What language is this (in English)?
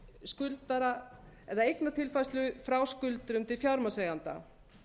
Icelandic